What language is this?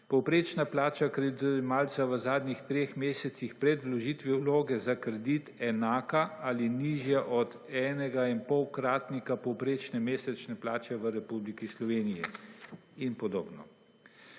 Slovenian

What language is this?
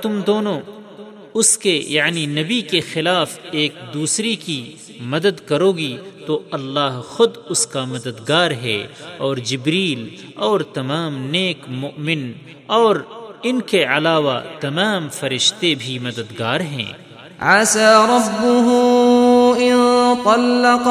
Urdu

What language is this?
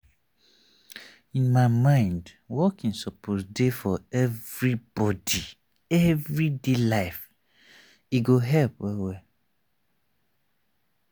Nigerian Pidgin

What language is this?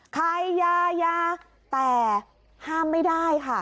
Thai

